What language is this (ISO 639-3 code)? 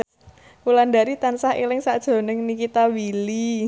jav